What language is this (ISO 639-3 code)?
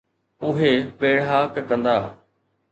snd